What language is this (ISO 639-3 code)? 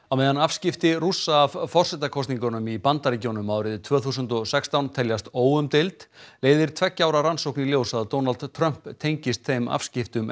isl